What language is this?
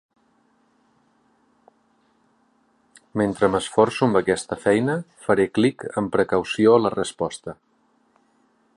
Catalan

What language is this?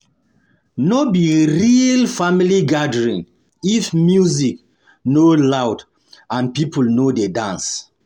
Nigerian Pidgin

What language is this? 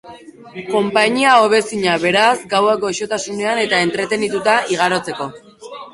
Basque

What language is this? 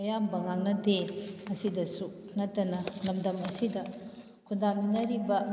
Manipuri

